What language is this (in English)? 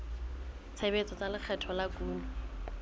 Southern Sotho